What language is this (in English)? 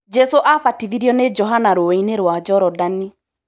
Kikuyu